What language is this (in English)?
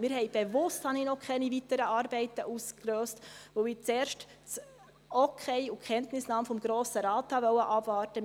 Swiss German